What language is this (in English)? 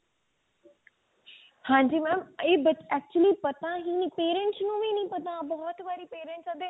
Punjabi